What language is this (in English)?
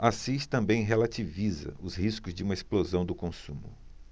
Portuguese